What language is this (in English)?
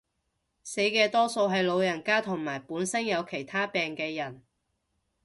Cantonese